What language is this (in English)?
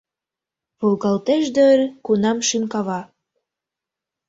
Mari